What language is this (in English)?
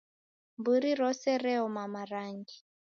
Taita